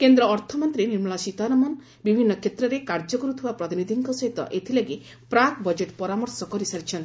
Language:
Odia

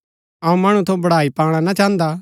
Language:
Gaddi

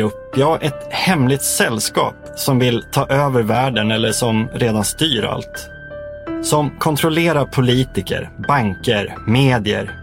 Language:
Swedish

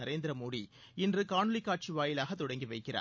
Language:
Tamil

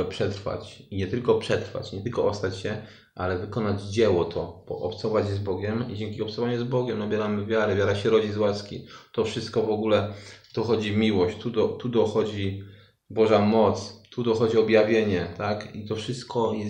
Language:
Polish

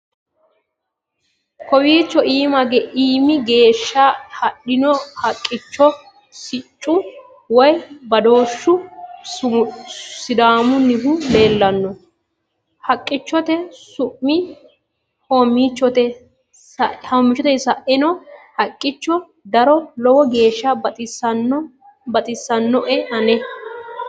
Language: Sidamo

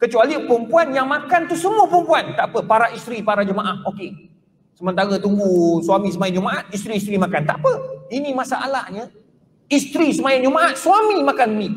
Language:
Malay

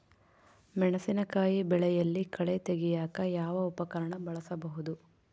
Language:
Kannada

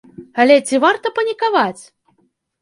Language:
Belarusian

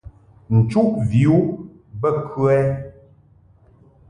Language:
Mungaka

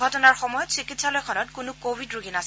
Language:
Assamese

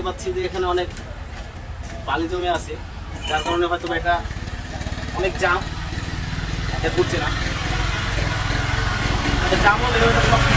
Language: Indonesian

